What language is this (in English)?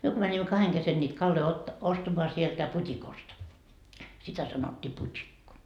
Finnish